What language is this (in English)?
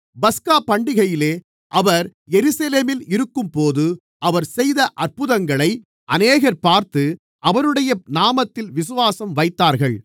Tamil